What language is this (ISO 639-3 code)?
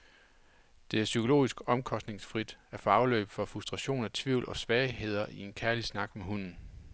dan